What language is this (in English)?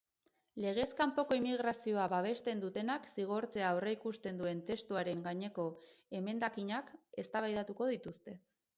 Basque